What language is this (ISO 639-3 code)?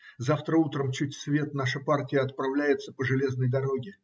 rus